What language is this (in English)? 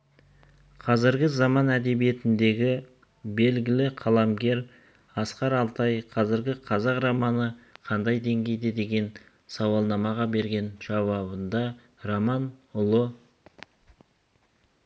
Kazakh